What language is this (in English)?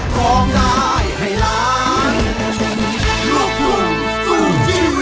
Thai